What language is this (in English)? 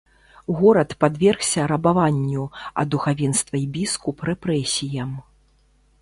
Belarusian